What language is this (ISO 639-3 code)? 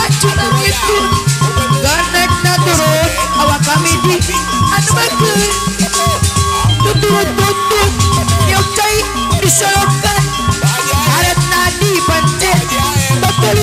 ind